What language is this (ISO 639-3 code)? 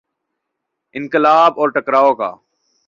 urd